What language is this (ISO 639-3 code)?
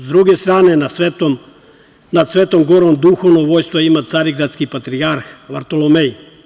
srp